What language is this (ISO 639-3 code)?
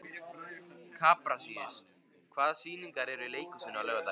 isl